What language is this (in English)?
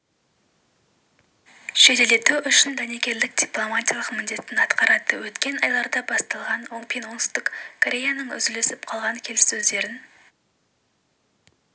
Kazakh